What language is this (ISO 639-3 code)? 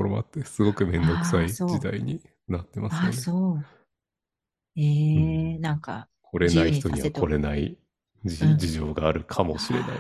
jpn